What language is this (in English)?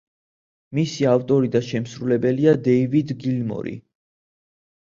Georgian